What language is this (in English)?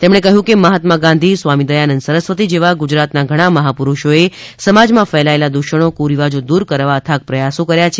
Gujarati